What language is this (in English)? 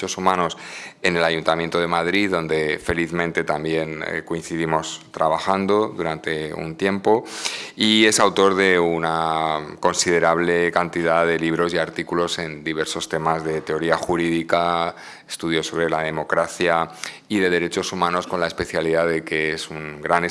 Spanish